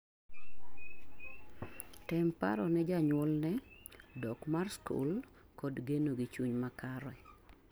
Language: Luo (Kenya and Tanzania)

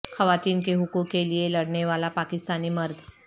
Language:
Urdu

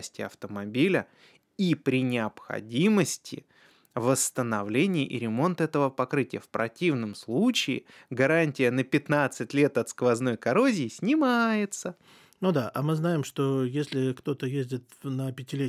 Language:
Russian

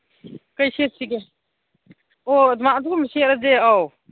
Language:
Manipuri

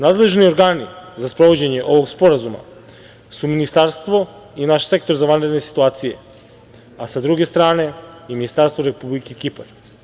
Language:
Serbian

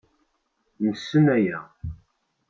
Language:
Kabyle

